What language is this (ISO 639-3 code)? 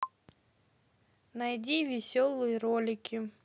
rus